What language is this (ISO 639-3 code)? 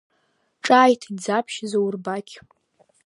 abk